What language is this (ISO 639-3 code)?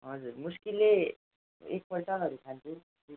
nep